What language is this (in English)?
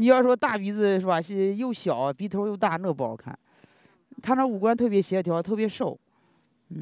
Chinese